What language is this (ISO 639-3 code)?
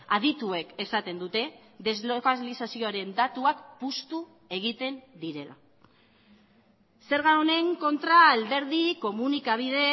eus